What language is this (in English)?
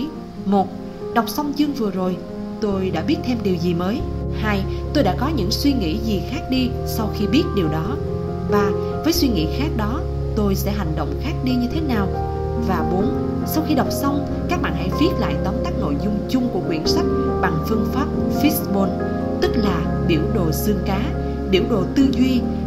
Vietnamese